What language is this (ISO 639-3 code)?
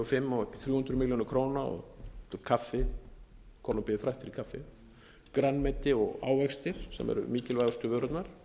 isl